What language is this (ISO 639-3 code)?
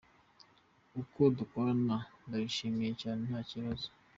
kin